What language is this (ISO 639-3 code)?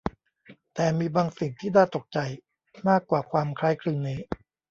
tha